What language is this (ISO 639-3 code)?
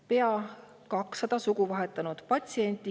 est